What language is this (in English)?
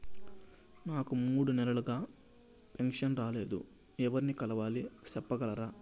Telugu